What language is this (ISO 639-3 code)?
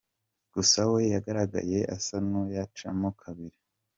kin